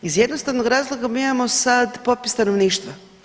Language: Croatian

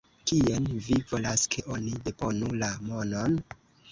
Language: Esperanto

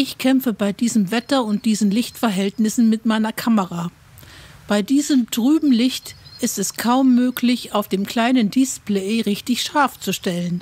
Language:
German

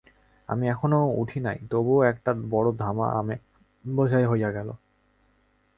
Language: Bangla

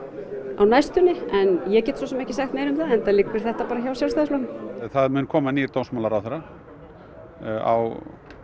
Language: Icelandic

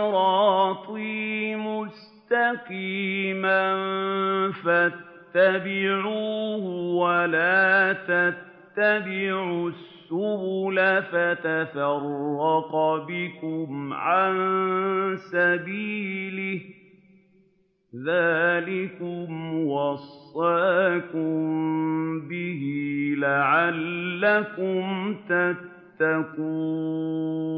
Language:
Arabic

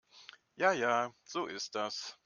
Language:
German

